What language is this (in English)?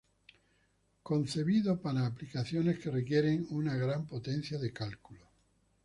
Spanish